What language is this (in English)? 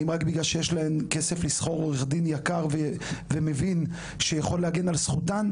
Hebrew